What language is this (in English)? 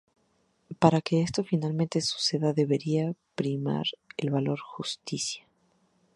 Spanish